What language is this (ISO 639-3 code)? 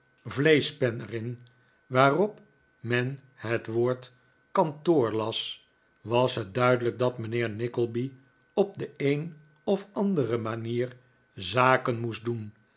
nld